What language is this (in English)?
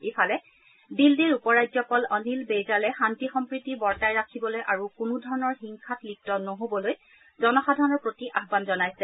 Assamese